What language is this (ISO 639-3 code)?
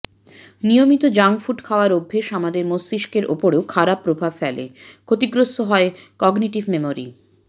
ben